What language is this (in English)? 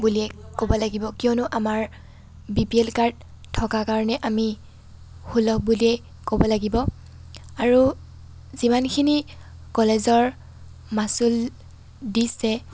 Assamese